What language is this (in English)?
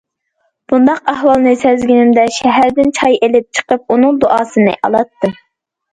Uyghur